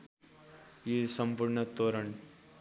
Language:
Nepali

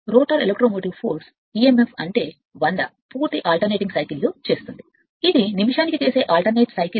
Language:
Telugu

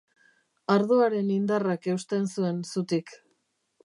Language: Basque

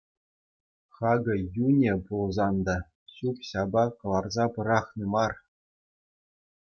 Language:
Chuvash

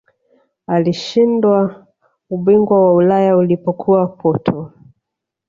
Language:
Swahili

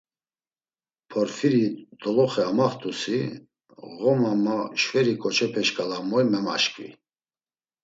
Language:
Laz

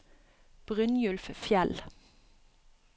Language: Norwegian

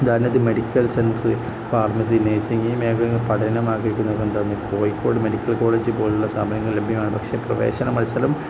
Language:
Malayalam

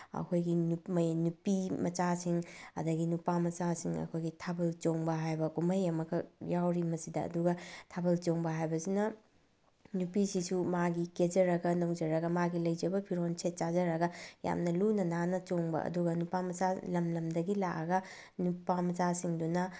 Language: Manipuri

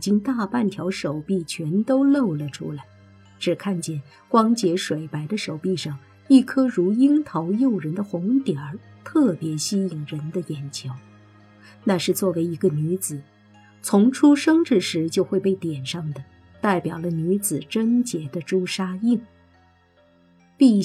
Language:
Chinese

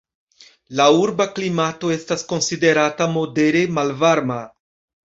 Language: Esperanto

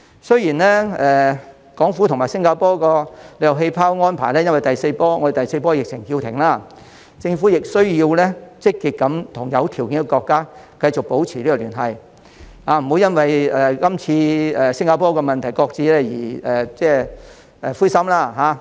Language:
Cantonese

